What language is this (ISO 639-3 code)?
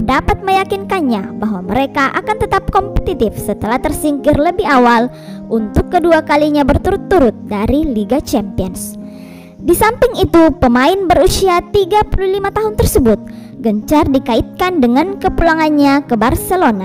ind